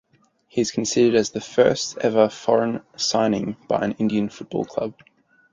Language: English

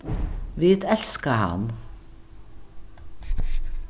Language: Faroese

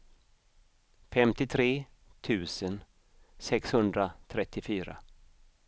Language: Swedish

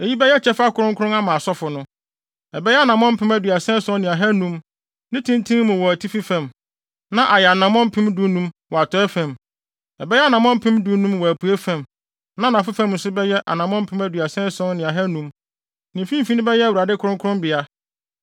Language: Akan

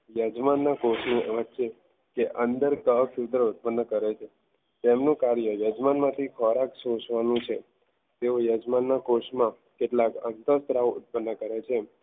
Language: Gujarati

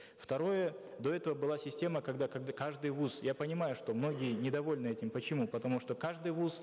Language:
Kazakh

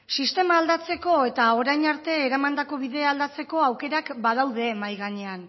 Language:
Basque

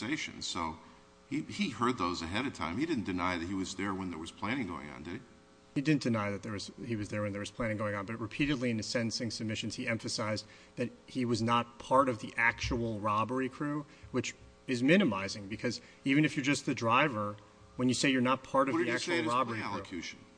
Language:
English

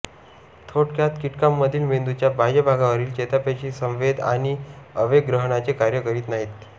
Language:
Marathi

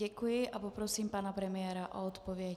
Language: Czech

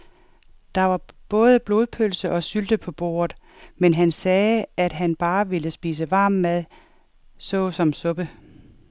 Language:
Danish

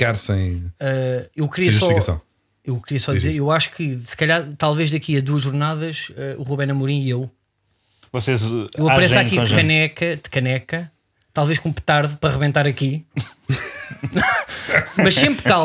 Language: Portuguese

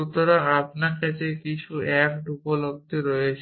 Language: Bangla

